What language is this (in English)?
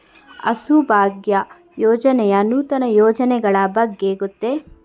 Kannada